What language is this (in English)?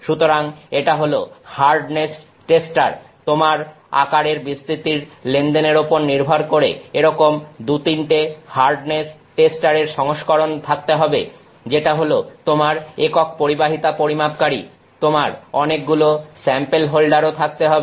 Bangla